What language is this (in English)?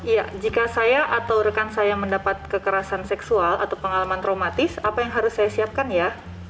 Indonesian